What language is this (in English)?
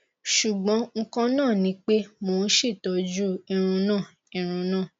Yoruba